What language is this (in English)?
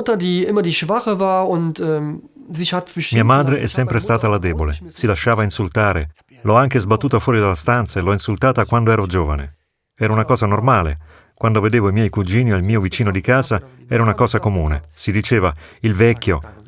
Italian